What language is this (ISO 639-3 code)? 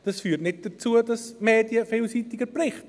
gsw